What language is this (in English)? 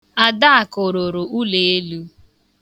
Igbo